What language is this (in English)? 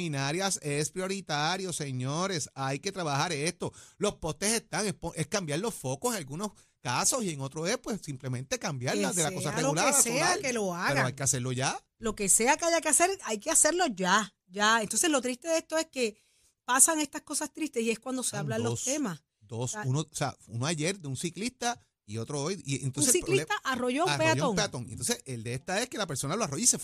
Spanish